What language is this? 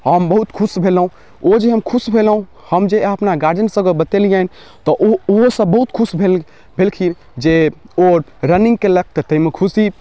Maithili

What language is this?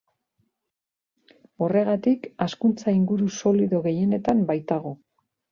Basque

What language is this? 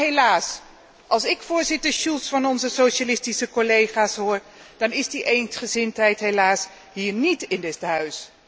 Dutch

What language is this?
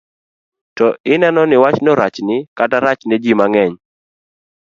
Luo (Kenya and Tanzania)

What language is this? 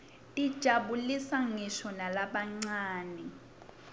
Swati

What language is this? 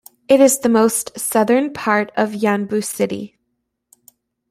English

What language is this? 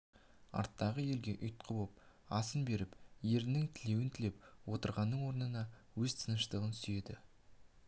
Kazakh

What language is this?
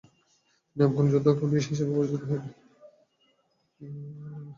Bangla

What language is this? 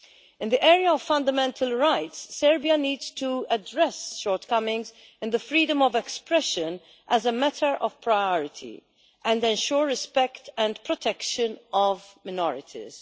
English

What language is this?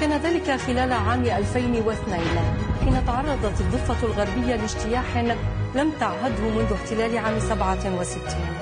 Arabic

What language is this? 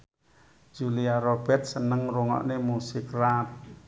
Javanese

